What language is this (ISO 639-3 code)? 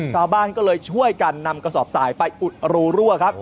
tha